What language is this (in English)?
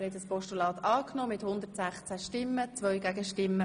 Swiss German